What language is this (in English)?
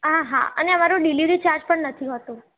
Gujarati